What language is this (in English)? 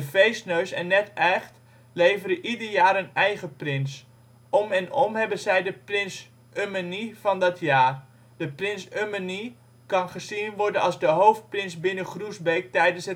Dutch